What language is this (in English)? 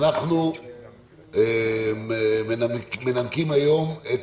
Hebrew